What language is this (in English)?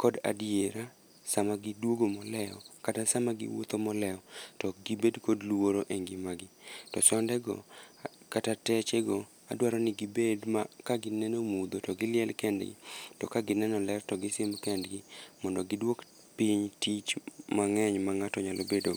Luo (Kenya and Tanzania)